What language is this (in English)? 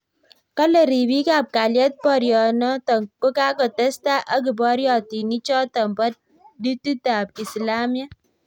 Kalenjin